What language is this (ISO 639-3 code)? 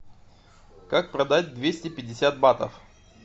rus